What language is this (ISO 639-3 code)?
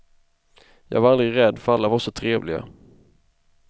swe